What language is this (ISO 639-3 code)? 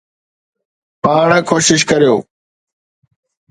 snd